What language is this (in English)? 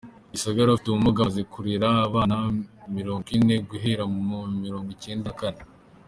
Kinyarwanda